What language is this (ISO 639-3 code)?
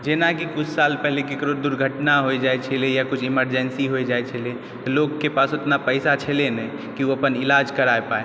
mai